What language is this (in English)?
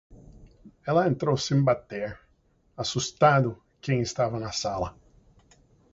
Portuguese